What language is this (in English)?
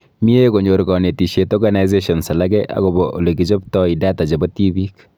Kalenjin